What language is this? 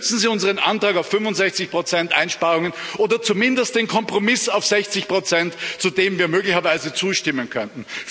German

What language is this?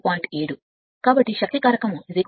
Telugu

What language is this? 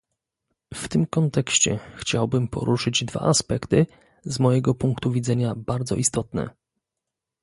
Polish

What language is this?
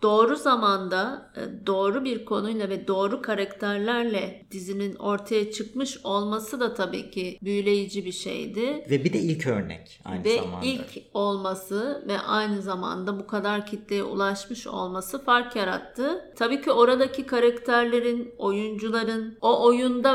Turkish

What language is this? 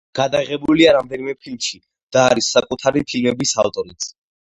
Georgian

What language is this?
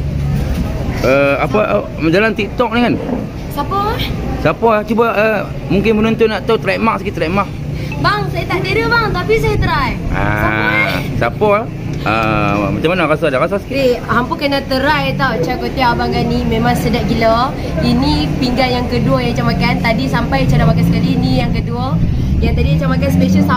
Malay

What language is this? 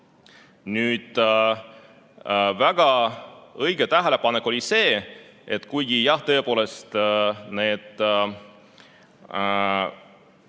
Estonian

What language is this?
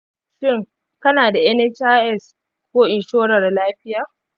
Hausa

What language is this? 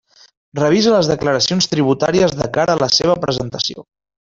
Catalan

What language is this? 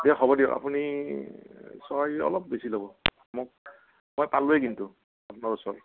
Assamese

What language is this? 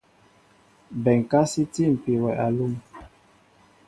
Mbo (Cameroon)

